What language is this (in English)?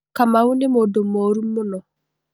Kikuyu